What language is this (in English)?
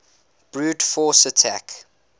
English